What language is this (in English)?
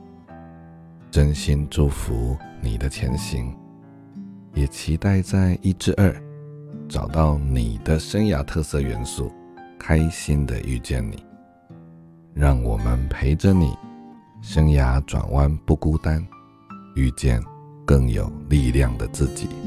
Chinese